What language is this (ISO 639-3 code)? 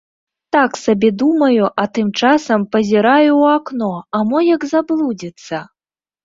bel